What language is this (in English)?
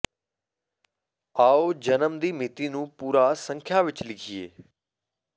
Punjabi